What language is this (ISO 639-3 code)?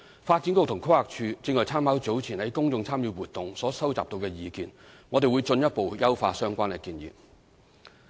yue